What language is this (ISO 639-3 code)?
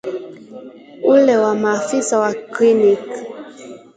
swa